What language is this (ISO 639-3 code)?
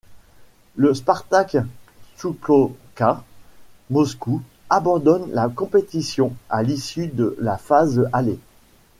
fra